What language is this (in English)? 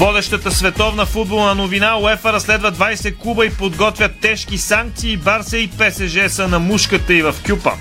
Bulgarian